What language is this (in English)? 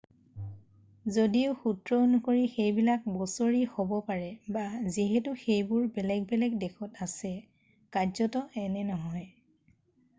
Assamese